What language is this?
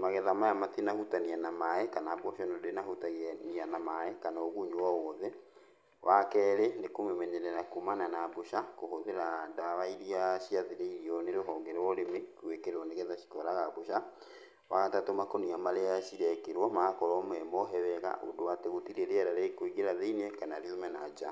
Kikuyu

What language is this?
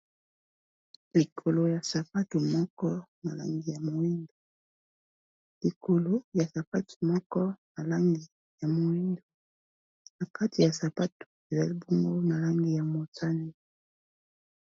Lingala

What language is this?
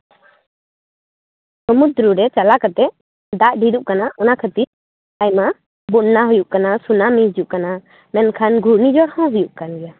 Santali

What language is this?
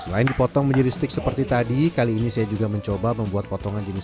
Indonesian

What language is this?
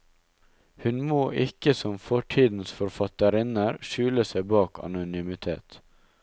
Norwegian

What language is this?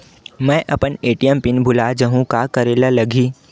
Chhattisgarhi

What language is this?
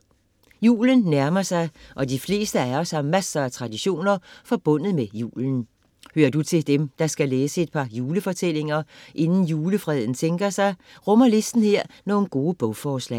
Danish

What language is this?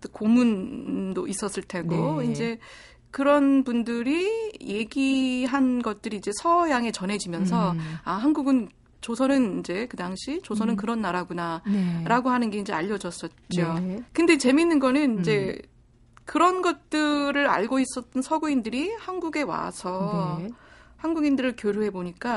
Korean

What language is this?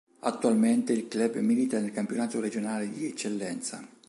Italian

